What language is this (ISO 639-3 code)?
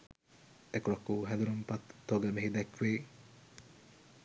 sin